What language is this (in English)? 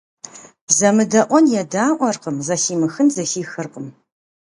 Kabardian